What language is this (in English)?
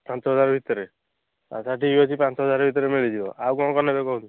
Odia